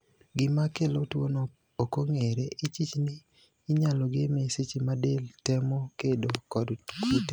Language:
Luo (Kenya and Tanzania)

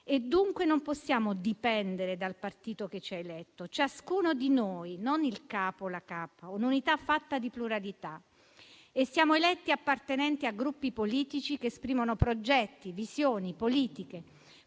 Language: Italian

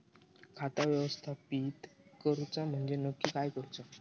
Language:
Marathi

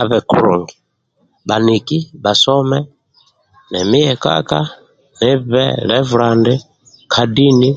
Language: Amba (Uganda)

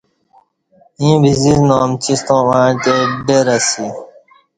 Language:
Kati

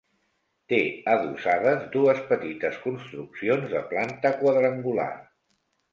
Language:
Catalan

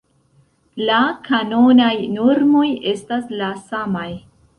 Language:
Esperanto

